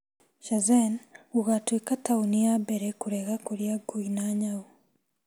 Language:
Kikuyu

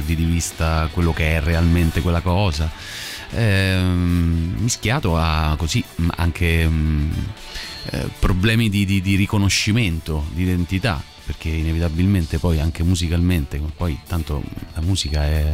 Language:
Italian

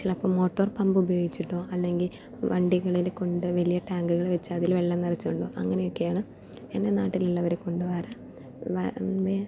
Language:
Malayalam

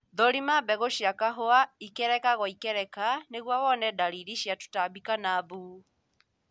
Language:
Kikuyu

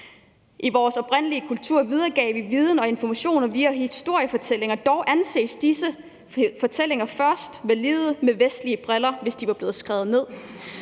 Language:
Danish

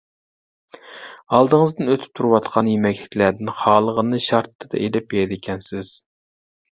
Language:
Uyghur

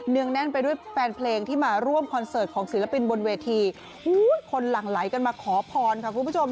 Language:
Thai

